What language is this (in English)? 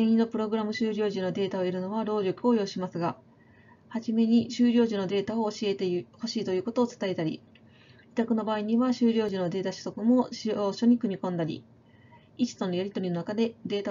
Japanese